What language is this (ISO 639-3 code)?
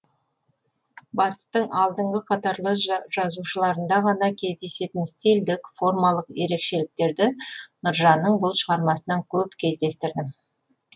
kaz